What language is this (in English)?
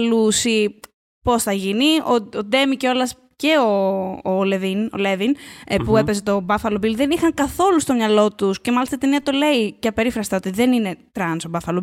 Greek